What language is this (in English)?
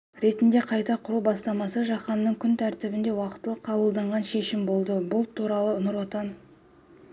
Kazakh